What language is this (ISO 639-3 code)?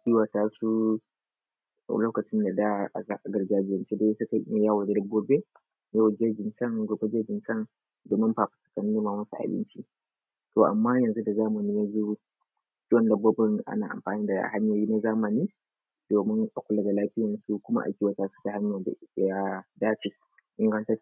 hau